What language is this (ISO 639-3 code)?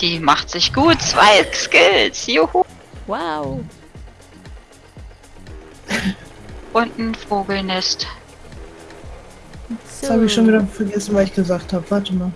deu